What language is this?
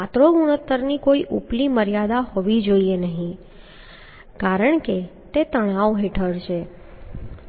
Gujarati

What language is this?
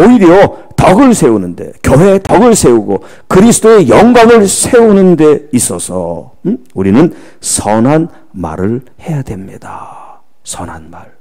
Korean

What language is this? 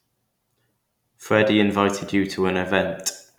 English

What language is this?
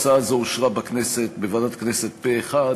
Hebrew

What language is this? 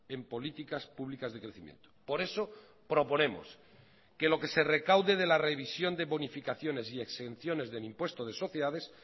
Spanish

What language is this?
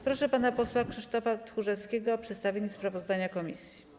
Polish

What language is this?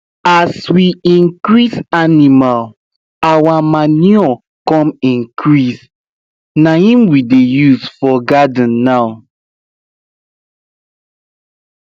Nigerian Pidgin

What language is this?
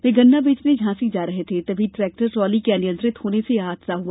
Hindi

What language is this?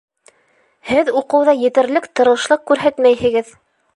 Bashkir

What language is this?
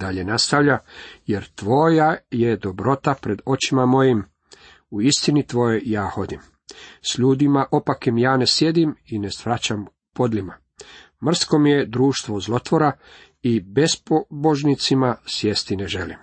Croatian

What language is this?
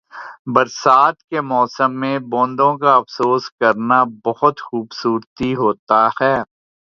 Urdu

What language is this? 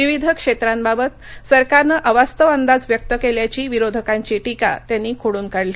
Marathi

